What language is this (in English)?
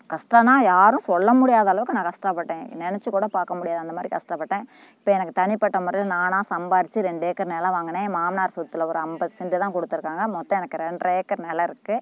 Tamil